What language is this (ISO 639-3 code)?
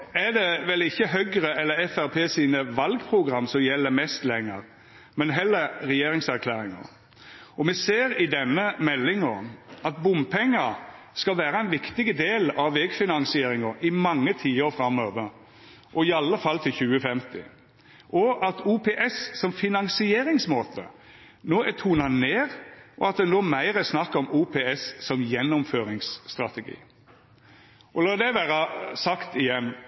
nno